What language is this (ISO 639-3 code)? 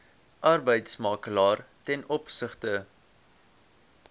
afr